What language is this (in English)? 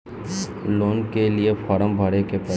Bhojpuri